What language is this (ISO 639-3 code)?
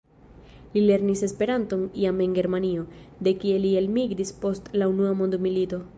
epo